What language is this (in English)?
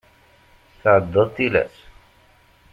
Kabyle